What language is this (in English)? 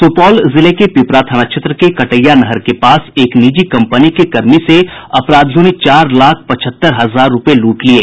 Hindi